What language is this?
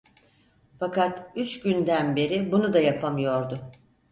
Turkish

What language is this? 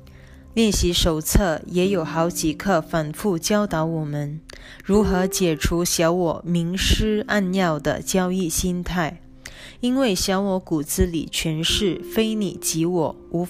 Chinese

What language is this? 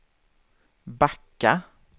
Swedish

